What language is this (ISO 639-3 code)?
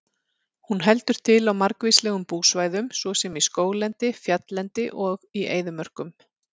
isl